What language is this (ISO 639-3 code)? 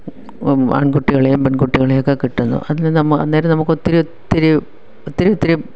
mal